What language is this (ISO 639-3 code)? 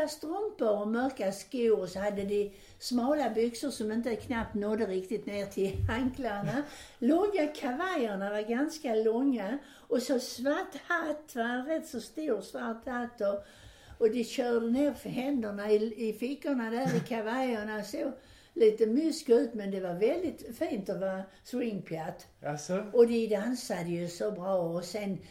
swe